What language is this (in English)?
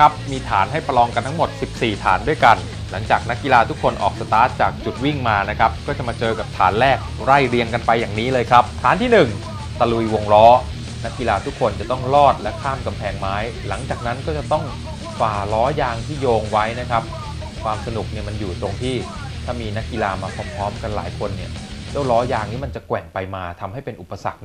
Thai